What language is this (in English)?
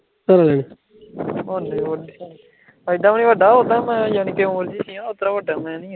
Punjabi